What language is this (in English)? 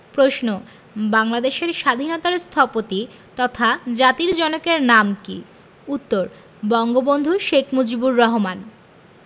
Bangla